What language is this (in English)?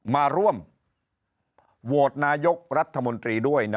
Thai